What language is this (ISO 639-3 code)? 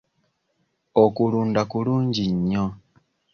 lug